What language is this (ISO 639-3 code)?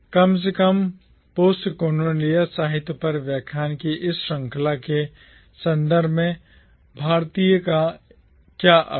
hin